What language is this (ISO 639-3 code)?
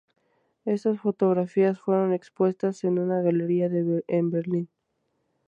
spa